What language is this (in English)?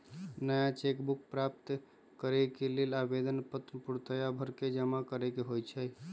Magahi